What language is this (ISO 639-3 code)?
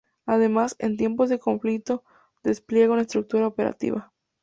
spa